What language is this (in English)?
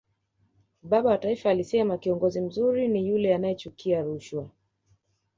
Swahili